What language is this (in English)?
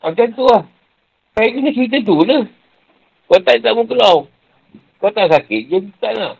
Malay